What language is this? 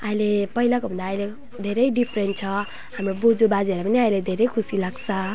Nepali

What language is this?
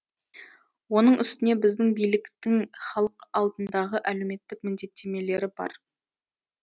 Kazakh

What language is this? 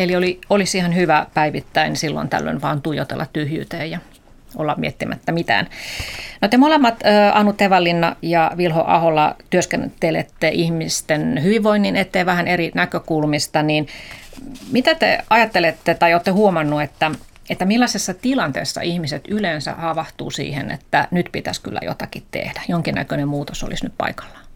Finnish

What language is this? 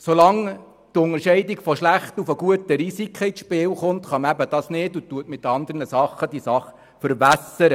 Swiss German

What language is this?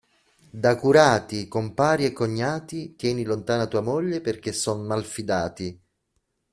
Italian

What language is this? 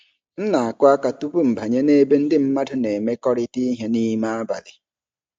Igbo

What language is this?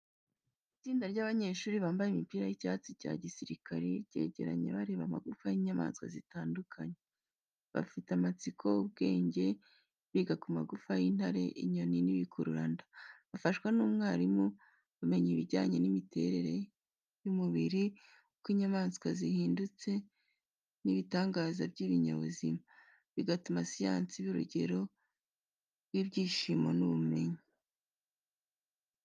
Kinyarwanda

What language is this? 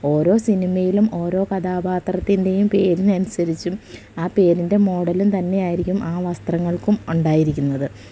Malayalam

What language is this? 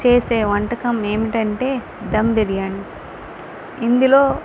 Telugu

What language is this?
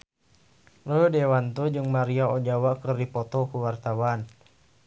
Sundanese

